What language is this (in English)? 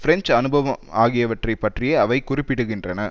Tamil